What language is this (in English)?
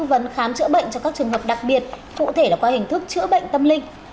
Vietnamese